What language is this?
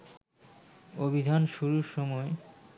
Bangla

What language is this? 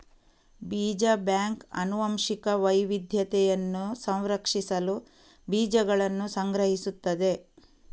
Kannada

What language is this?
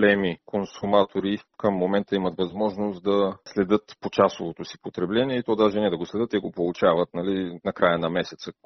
Bulgarian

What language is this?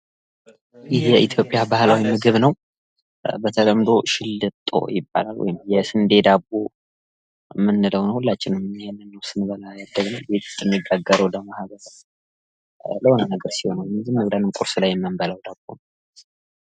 Amharic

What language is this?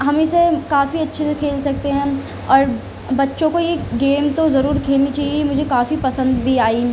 Urdu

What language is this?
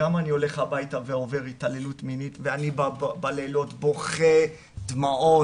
Hebrew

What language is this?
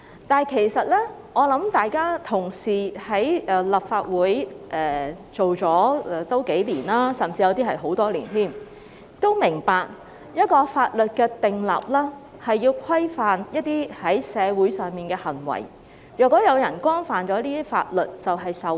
Cantonese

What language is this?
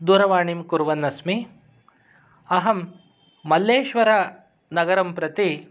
Sanskrit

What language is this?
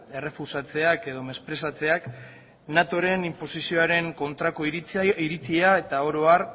Basque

